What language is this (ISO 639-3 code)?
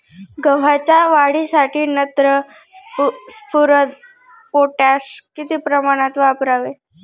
mar